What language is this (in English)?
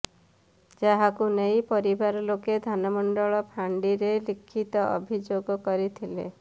Odia